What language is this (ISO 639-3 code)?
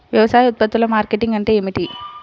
tel